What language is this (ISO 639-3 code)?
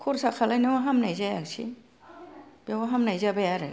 brx